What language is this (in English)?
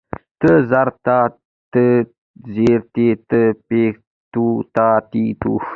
Pashto